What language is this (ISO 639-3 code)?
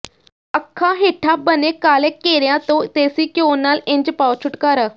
pan